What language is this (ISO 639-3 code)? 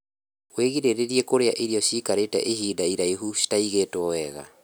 kik